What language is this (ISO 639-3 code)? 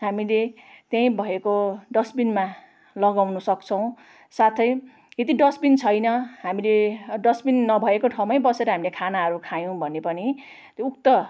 nep